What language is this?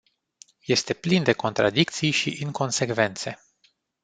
Romanian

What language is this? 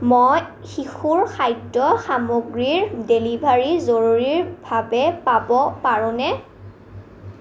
Assamese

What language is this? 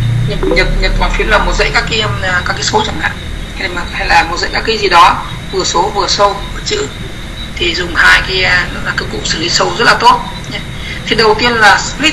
Vietnamese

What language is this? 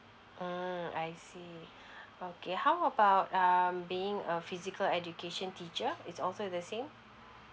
English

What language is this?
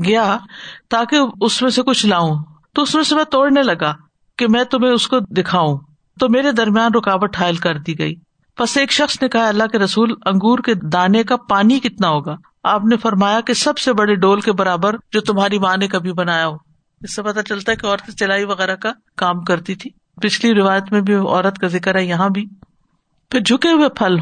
Urdu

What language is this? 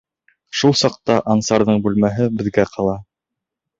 Bashkir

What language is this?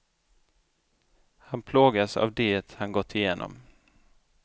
Swedish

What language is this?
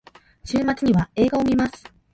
Japanese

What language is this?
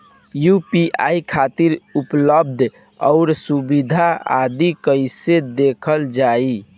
Bhojpuri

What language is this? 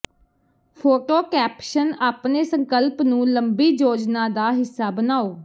Punjabi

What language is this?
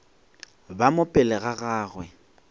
Northern Sotho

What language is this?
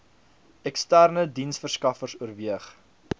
Afrikaans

